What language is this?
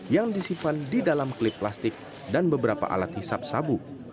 Indonesian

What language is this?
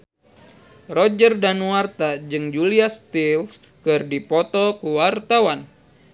Sundanese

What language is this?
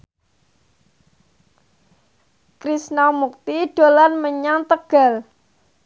Javanese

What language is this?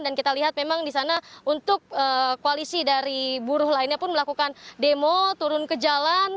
Indonesian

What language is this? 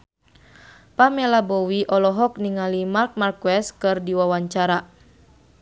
Sundanese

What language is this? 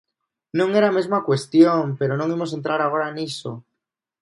Galician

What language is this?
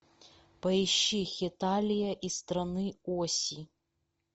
Russian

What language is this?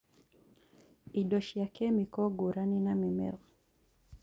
Kikuyu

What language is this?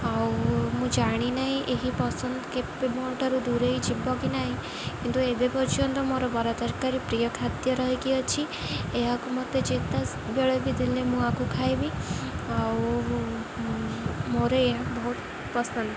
Odia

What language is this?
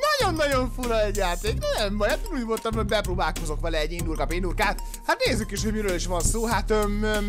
Hungarian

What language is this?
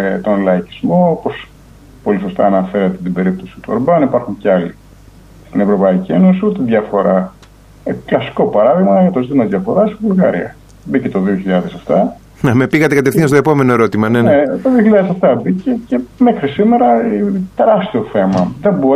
Greek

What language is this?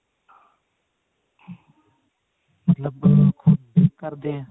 Punjabi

